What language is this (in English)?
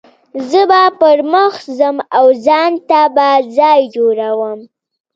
Pashto